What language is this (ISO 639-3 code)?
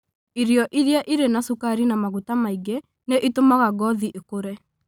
kik